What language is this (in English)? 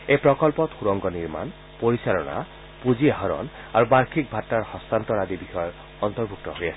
Assamese